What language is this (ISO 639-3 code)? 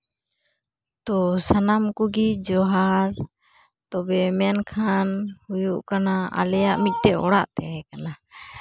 sat